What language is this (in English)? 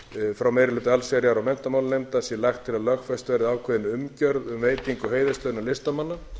Icelandic